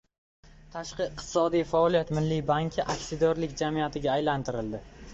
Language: Uzbek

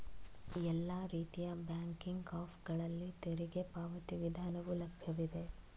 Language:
Kannada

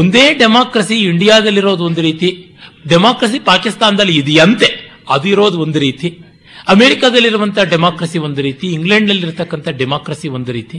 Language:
Kannada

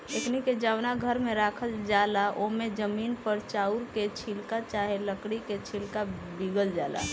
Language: Bhojpuri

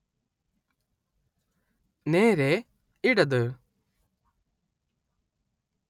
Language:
Malayalam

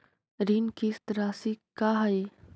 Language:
Magahi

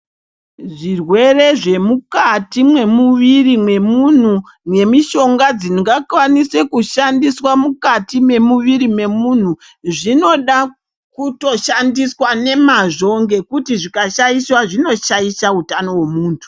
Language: Ndau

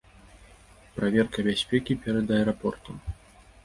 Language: Belarusian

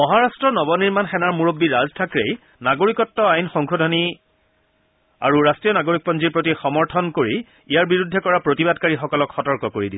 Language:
Assamese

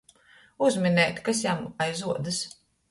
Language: Latgalian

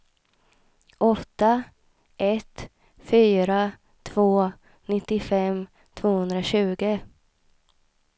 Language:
Swedish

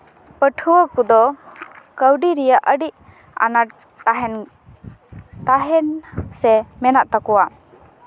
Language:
Santali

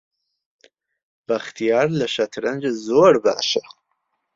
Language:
Central Kurdish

